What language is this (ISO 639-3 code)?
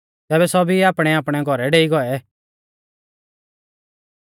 bfz